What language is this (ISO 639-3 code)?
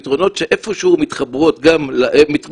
heb